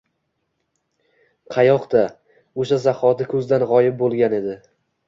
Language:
Uzbek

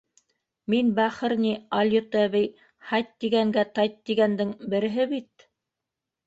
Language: Bashkir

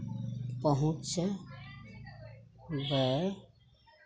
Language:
Maithili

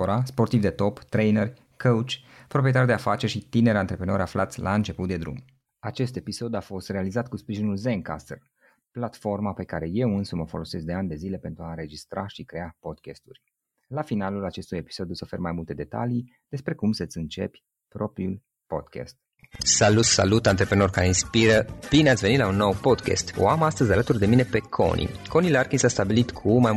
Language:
Romanian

